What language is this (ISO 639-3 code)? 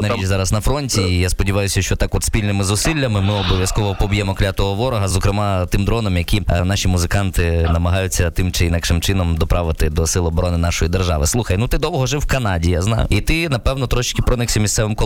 ukr